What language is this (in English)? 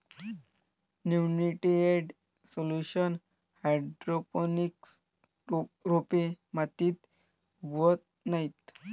Marathi